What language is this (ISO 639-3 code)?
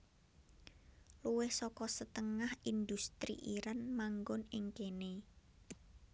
jav